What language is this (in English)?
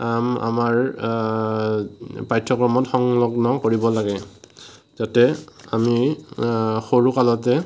Assamese